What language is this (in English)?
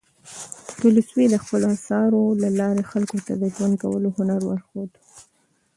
Pashto